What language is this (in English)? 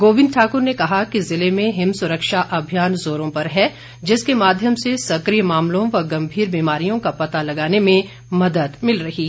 Hindi